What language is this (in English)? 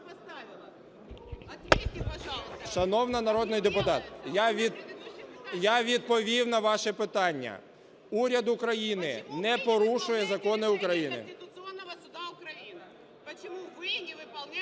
Ukrainian